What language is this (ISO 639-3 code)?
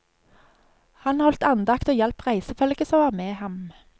nor